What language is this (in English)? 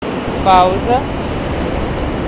Russian